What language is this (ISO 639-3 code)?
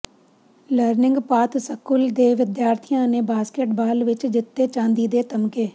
pan